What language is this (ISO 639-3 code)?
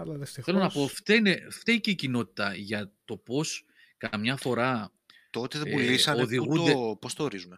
ell